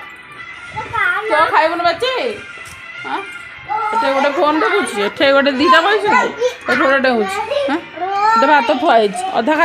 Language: Arabic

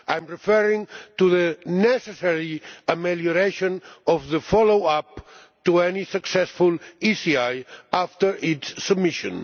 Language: English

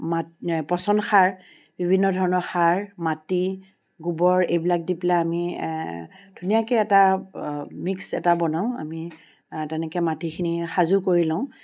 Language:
Assamese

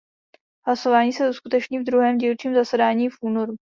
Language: Czech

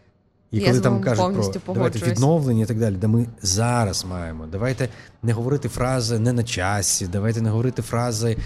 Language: Ukrainian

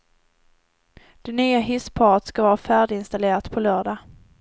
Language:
Swedish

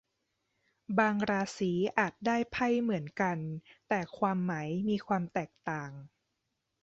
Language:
Thai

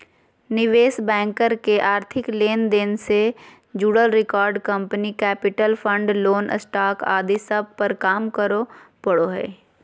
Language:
Magahi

